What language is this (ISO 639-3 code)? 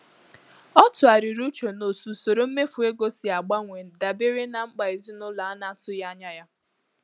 ibo